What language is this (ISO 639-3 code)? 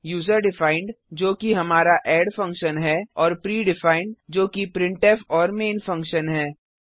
hin